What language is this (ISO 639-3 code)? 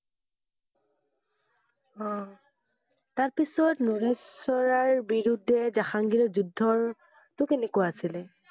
asm